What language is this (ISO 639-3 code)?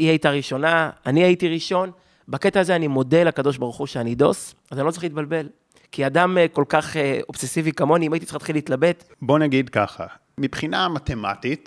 heb